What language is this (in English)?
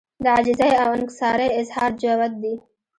Pashto